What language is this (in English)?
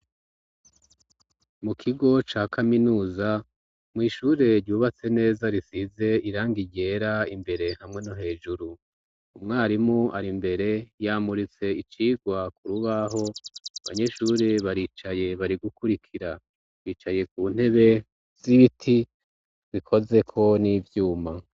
Rundi